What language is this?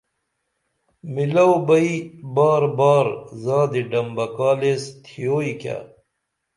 Dameli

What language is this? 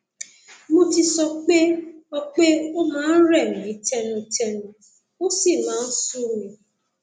Yoruba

